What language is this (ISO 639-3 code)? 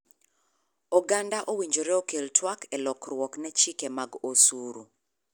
luo